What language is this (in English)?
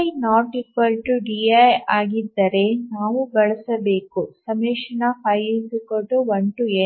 Kannada